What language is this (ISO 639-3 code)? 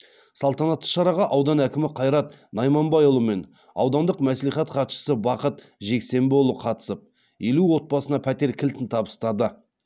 kaz